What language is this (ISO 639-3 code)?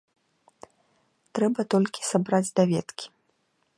bel